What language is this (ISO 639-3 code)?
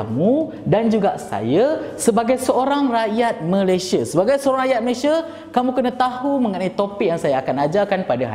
msa